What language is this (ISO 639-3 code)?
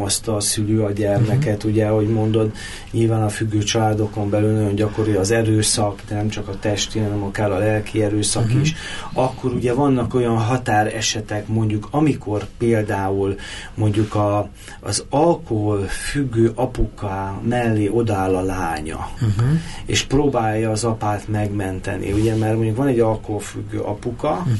hun